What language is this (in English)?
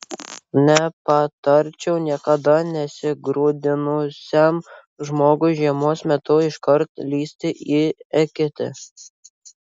Lithuanian